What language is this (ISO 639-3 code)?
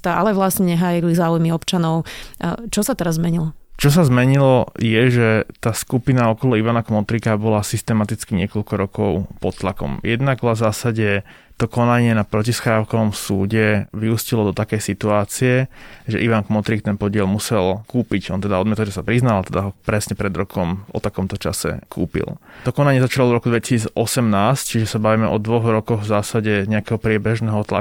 slk